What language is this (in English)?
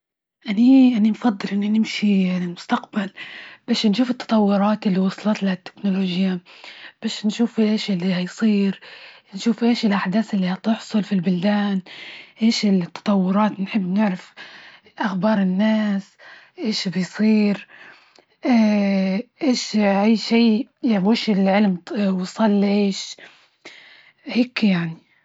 Libyan Arabic